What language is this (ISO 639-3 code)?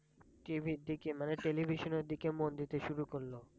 ben